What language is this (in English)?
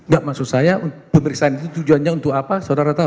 Indonesian